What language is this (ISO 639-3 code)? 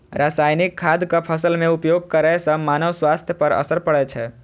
mai